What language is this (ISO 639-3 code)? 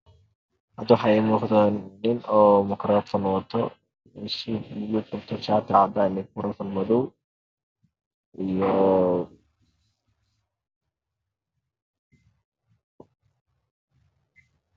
som